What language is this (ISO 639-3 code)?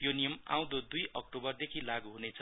nep